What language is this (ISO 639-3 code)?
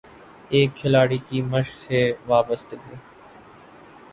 urd